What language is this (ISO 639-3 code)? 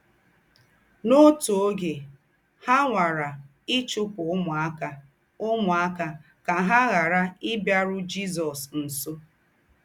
ibo